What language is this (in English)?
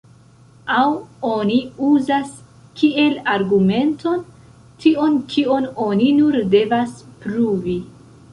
Esperanto